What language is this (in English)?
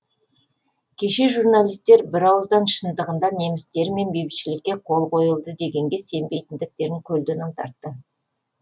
Kazakh